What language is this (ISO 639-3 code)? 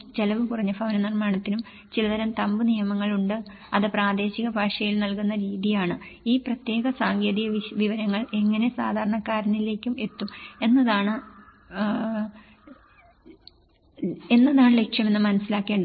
mal